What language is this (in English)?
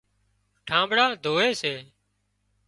Wadiyara Koli